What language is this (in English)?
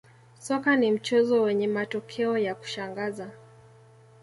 Swahili